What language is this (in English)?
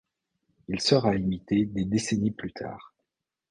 French